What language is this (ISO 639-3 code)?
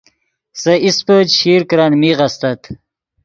ydg